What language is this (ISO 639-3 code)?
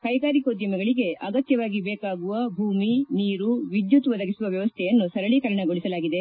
kan